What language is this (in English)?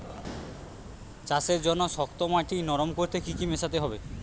Bangla